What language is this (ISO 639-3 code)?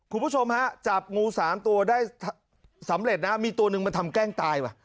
tha